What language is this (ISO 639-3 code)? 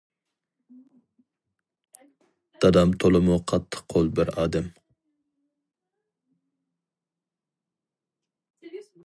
uig